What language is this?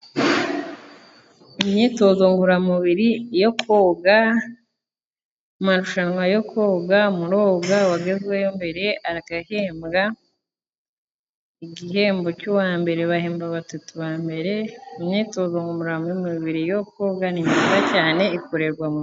Kinyarwanda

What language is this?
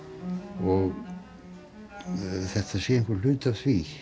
Icelandic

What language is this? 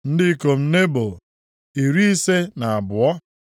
Igbo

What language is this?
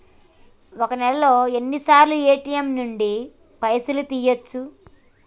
Telugu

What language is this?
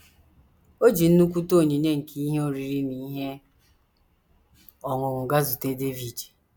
Igbo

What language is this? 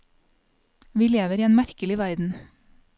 Norwegian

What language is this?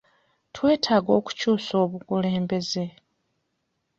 Ganda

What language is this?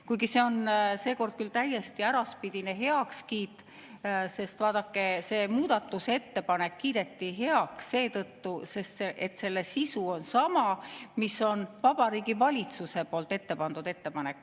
Estonian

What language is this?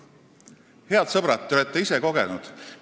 Estonian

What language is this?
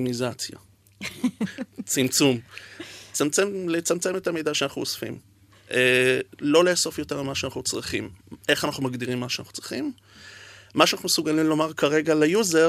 Hebrew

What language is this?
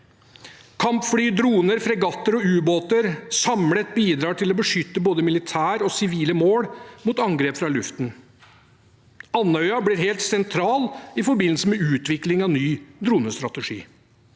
Norwegian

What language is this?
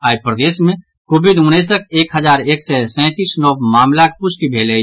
Maithili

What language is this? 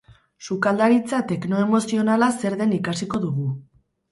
Basque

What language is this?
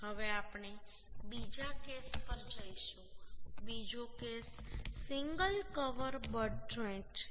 Gujarati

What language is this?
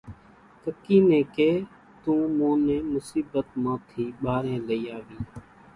Kachi Koli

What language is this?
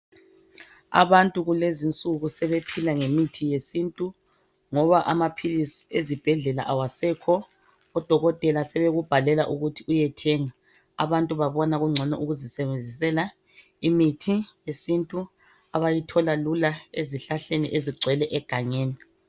North Ndebele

